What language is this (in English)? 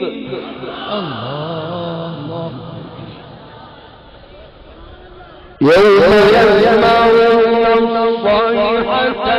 Arabic